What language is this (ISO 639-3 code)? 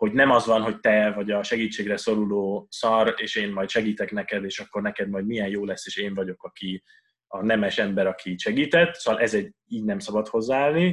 hun